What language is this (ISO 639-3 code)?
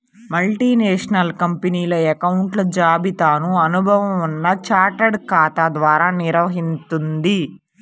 tel